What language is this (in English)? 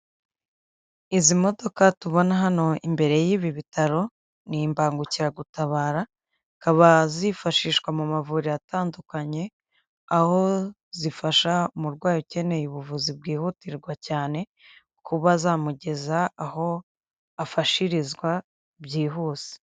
Kinyarwanda